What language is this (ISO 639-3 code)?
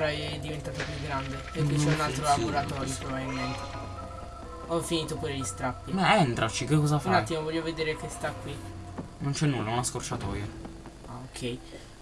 ita